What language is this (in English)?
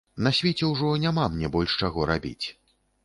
Belarusian